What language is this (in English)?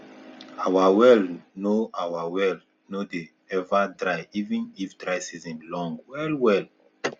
Nigerian Pidgin